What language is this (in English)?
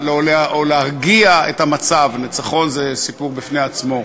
Hebrew